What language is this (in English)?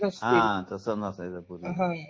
Marathi